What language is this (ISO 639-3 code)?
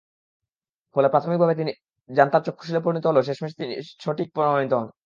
ben